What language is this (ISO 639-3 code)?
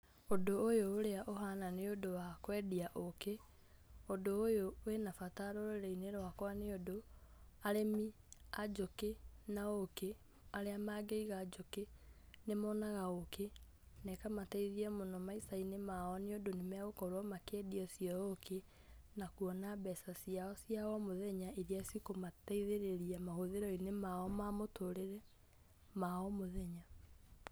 kik